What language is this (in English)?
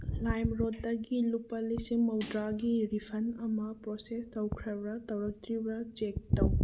Manipuri